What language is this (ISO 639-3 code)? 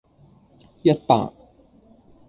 yue